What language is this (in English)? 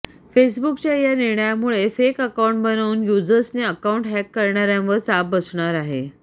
Marathi